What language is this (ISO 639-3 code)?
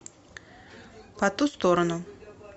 rus